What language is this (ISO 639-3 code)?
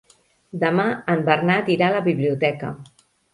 cat